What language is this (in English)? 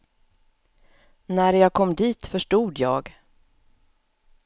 Swedish